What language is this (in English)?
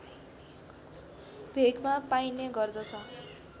Nepali